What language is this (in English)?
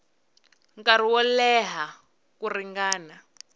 Tsonga